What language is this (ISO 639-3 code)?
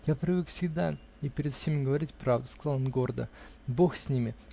rus